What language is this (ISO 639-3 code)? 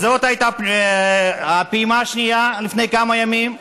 heb